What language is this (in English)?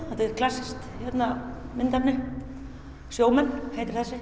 Icelandic